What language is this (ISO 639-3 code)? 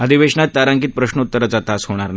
mar